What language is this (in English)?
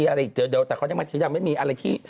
Thai